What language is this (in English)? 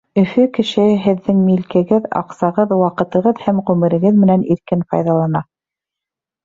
Bashkir